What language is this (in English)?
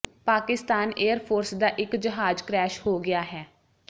Punjabi